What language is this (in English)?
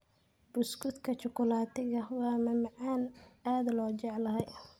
Somali